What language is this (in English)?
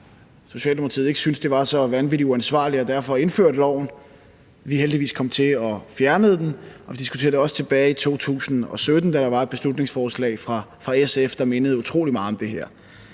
Danish